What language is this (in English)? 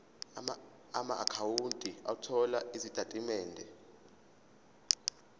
Zulu